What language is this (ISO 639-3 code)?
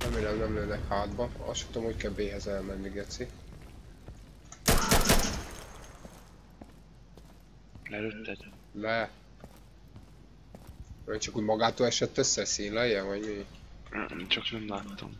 hun